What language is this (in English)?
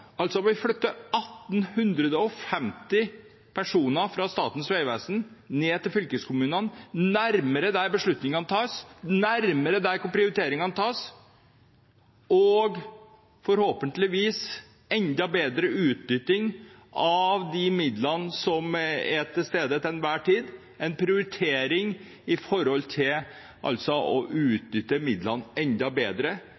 Norwegian Bokmål